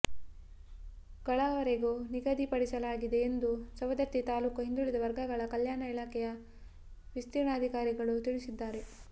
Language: Kannada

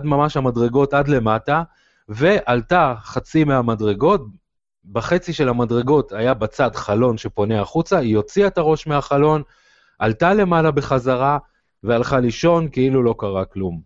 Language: Hebrew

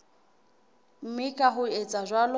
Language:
Southern Sotho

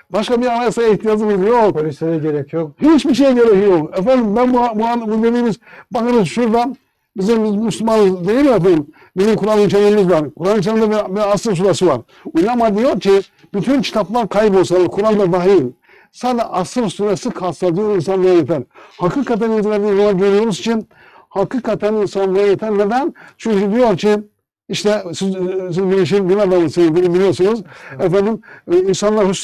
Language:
Turkish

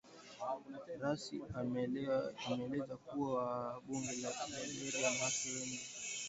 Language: Swahili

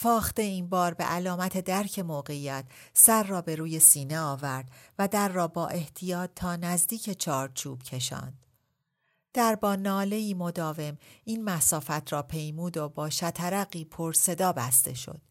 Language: Persian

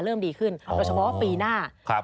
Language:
Thai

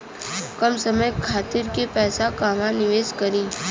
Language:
Bhojpuri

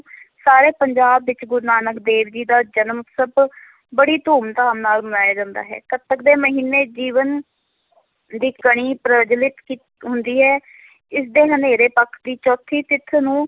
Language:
Punjabi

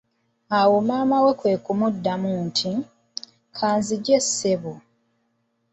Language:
Ganda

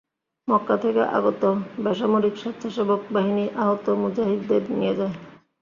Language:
Bangla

